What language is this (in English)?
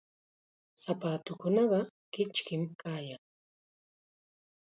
Chiquián Ancash Quechua